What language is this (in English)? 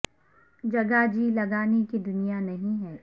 Urdu